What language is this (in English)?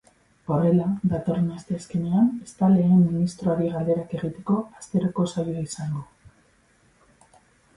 Basque